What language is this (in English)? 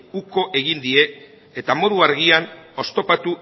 Basque